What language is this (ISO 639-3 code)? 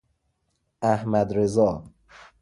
fas